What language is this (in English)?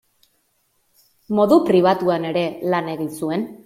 Basque